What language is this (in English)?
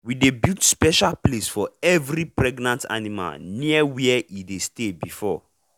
Nigerian Pidgin